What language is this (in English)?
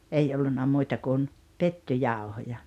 Finnish